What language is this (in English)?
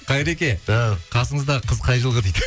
Kazakh